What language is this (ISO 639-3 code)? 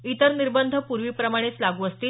mar